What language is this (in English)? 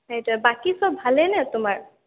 Assamese